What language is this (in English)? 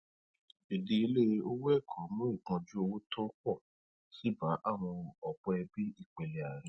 Yoruba